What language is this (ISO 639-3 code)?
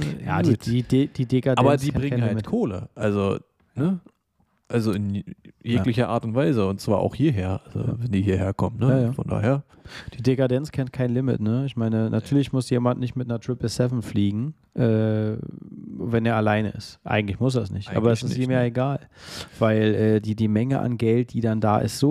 deu